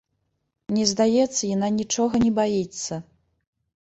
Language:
Belarusian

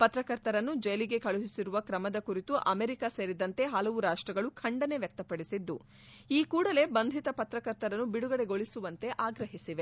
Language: Kannada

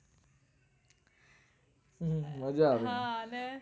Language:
Gujarati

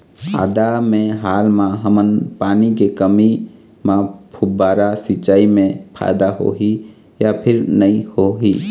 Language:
Chhattisgarhi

